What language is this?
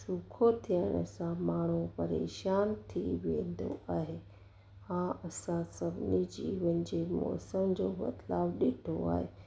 Sindhi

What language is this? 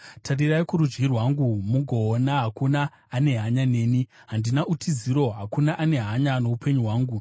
Shona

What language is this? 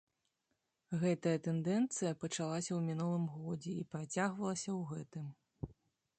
Belarusian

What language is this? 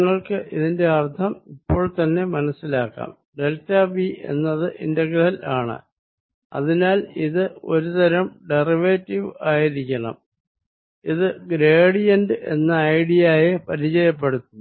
Malayalam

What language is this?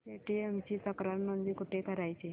Marathi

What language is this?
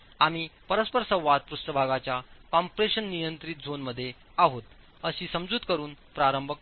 Marathi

